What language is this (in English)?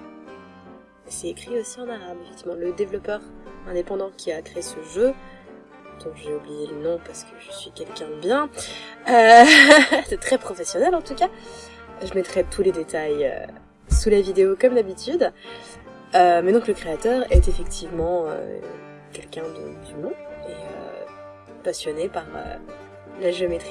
French